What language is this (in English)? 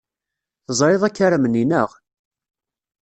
Kabyle